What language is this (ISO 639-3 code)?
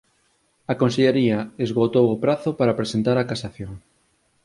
glg